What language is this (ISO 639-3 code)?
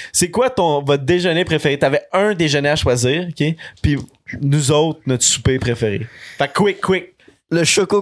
fra